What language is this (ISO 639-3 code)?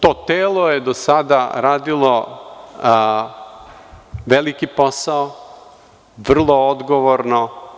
srp